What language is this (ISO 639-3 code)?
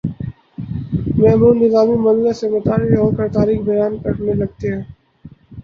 urd